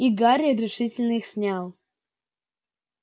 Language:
Russian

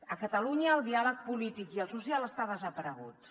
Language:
Catalan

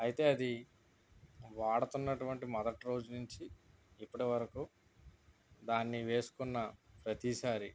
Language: Telugu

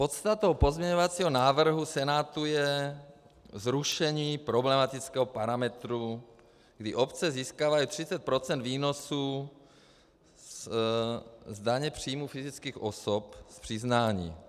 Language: Czech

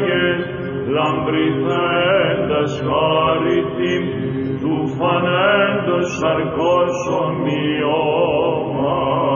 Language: Greek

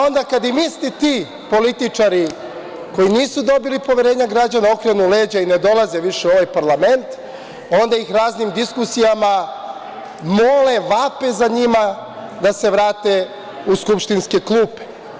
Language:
Serbian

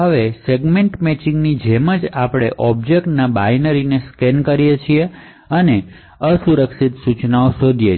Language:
Gujarati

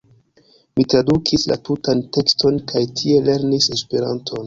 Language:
Esperanto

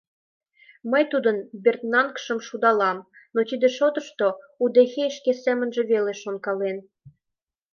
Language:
Mari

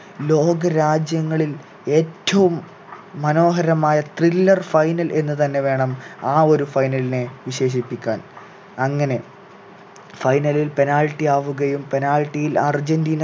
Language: Malayalam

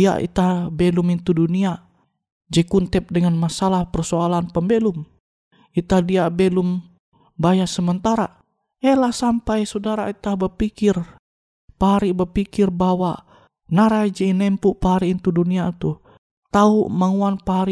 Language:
Indonesian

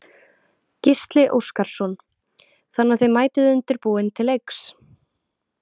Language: Icelandic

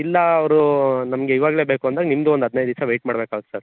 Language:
Kannada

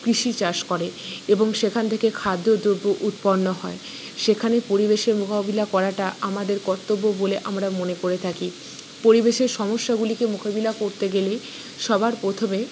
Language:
Bangla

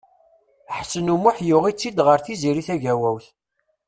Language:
Kabyle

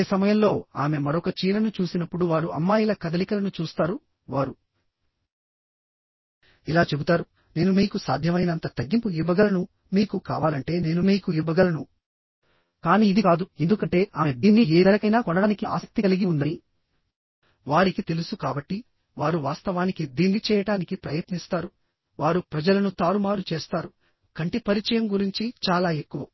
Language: Telugu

